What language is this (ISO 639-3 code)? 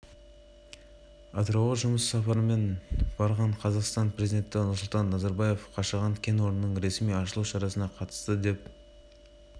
kaz